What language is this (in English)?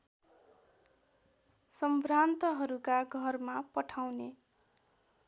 Nepali